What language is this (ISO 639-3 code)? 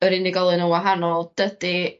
cym